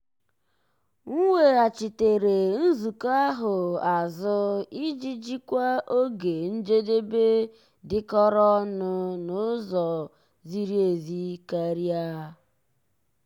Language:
Igbo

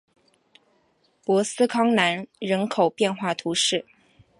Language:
Chinese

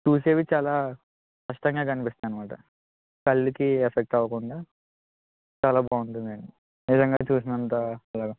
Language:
Telugu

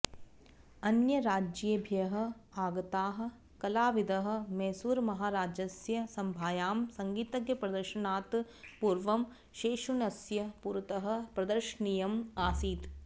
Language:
Sanskrit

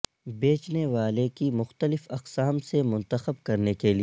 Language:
Urdu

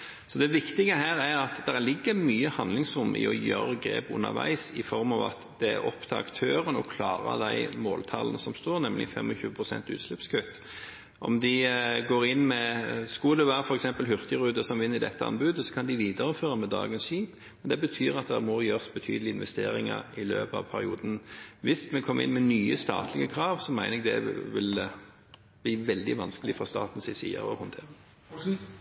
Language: Norwegian Bokmål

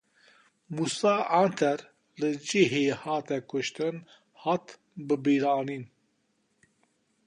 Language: Kurdish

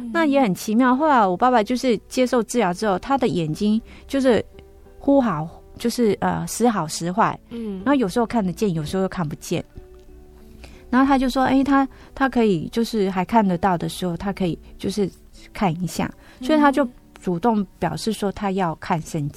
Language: Chinese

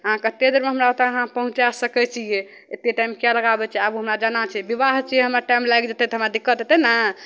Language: Maithili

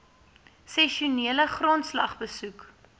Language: Afrikaans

